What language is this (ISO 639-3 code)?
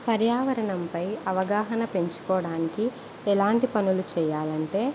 tel